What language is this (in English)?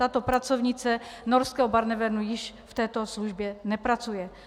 Czech